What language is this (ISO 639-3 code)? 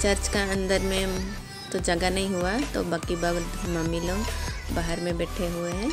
hin